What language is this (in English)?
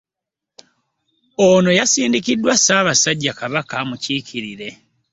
Ganda